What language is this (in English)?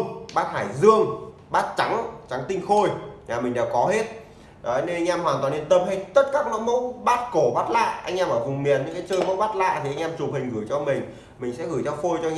Vietnamese